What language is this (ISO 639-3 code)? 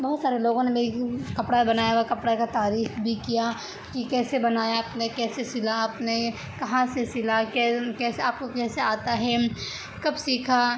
urd